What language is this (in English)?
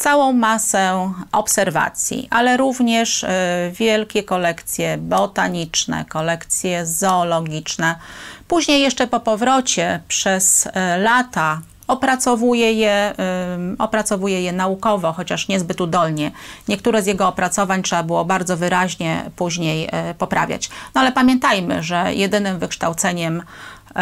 Polish